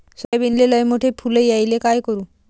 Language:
Marathi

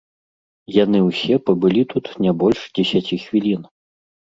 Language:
Belarusian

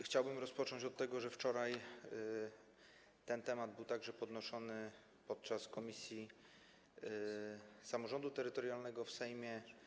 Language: Polish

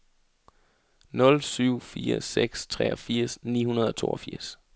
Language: Danish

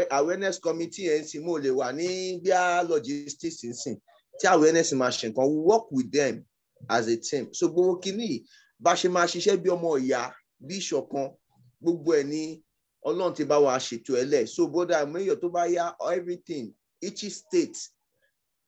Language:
English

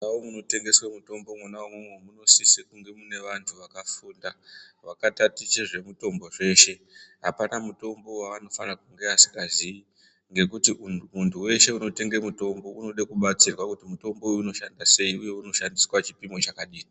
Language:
Ndau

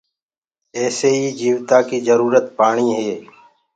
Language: Gurgula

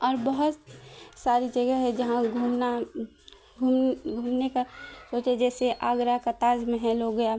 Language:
Urdu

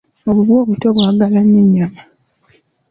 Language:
Ganda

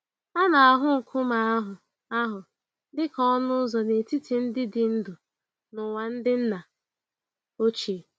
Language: Igbo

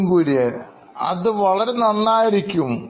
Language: Malayalam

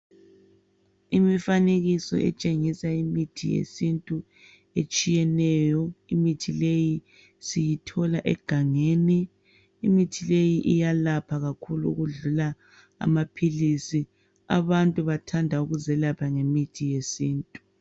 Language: North Ndebele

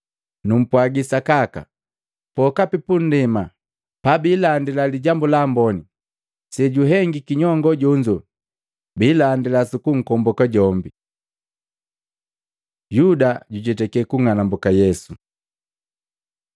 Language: Matengo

